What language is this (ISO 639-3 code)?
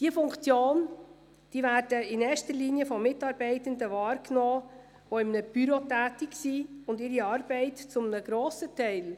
gsw